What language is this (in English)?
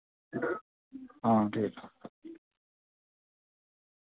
Dogri